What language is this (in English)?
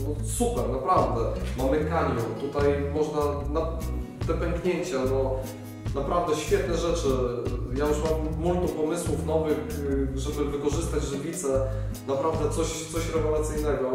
Polish